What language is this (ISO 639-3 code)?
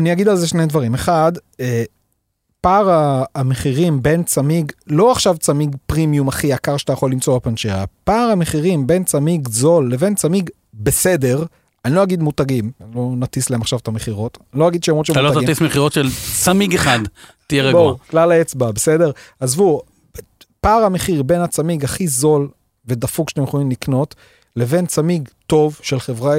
heb